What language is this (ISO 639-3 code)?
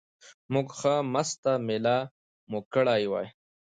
pus